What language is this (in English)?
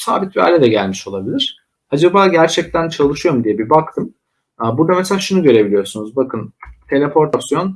Turkish